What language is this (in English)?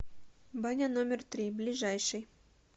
Russian